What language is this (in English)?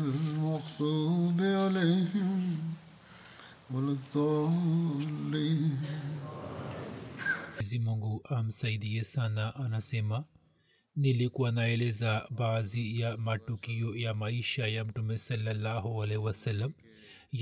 Swahili